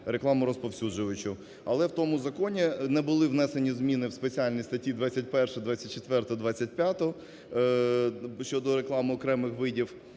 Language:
Ukrainian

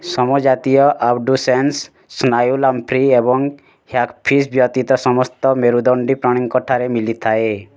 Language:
Odia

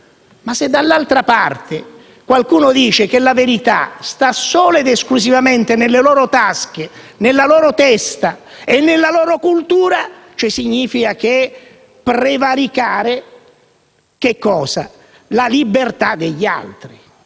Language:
Italian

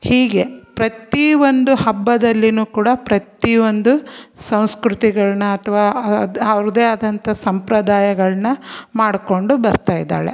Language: Kannada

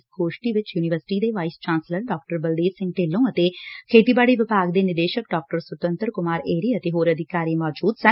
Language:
Punjabi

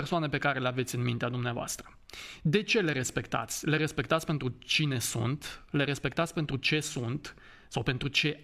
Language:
Romanian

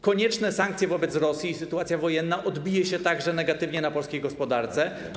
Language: Polish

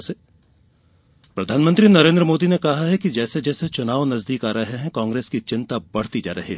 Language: Hindi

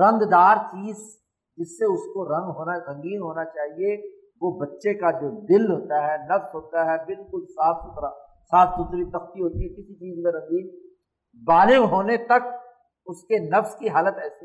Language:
Urdu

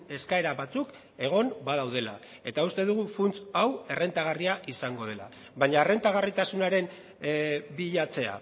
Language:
Basque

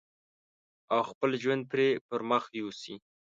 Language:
Pashto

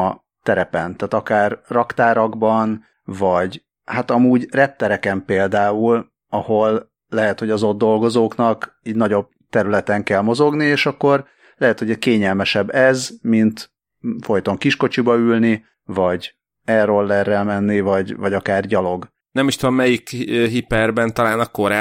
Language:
Hungarian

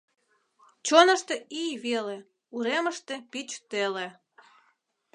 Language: Mari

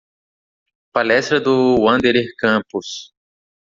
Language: Portuguese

